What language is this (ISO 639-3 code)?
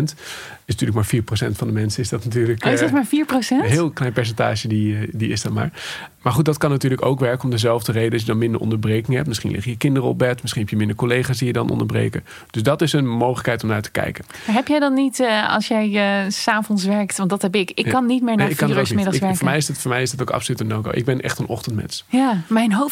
nld